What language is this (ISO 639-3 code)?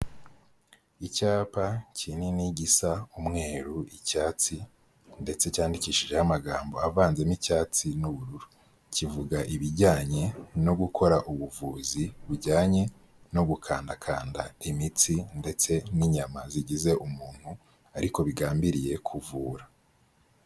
kin